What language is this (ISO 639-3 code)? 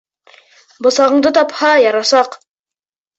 bak